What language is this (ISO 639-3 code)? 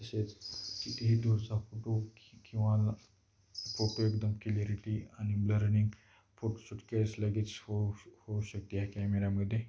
mar